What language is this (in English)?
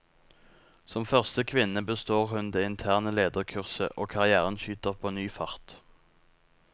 Norwegian